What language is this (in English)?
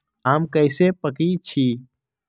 Magahi